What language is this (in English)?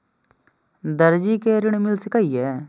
Maithili